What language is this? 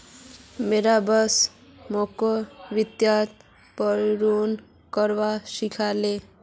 Magahi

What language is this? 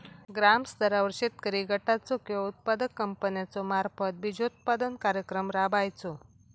Marathi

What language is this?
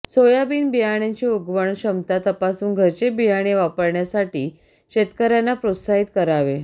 Marathi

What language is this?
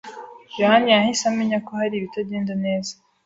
Kinyarwanda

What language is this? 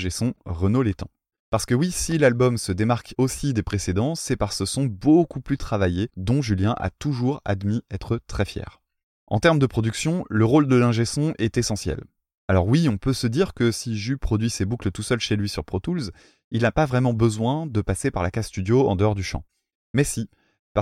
French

